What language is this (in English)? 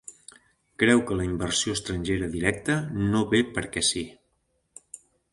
Catalan